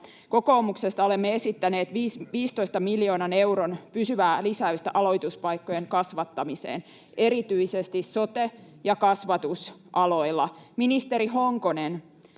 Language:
Finnish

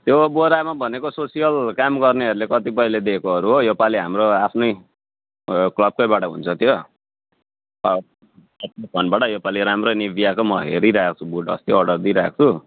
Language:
Nepali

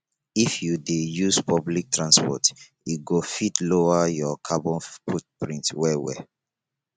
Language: Nigerian Pidgin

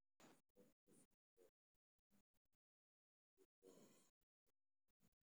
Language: Somali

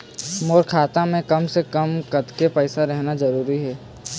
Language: Chhattisgarhi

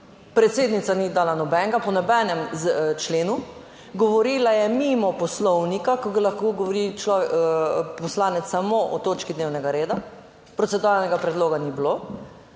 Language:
Slovenian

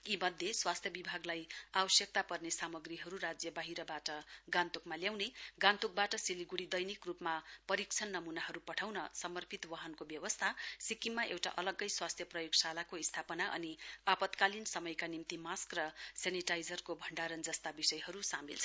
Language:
Nepali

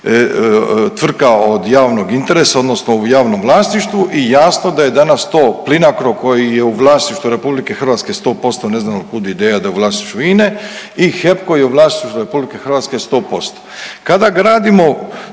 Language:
Croatian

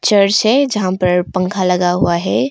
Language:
Hindi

